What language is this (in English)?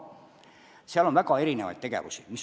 Estonian